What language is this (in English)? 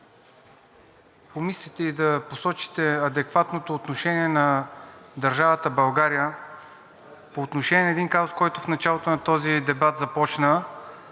Bulgarian